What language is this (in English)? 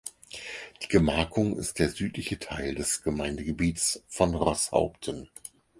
German